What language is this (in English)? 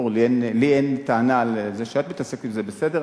Hebrew